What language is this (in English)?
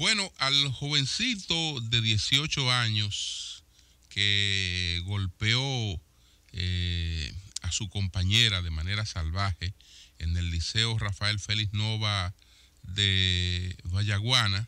Spanish